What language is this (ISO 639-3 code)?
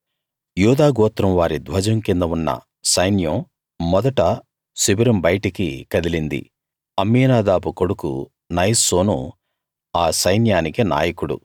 tel